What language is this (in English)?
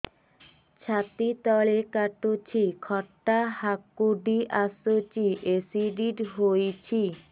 Odia